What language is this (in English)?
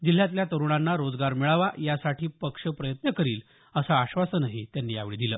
Marathi